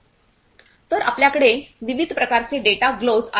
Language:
Marathi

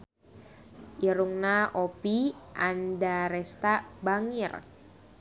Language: Sundanese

